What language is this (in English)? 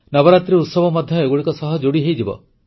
Odia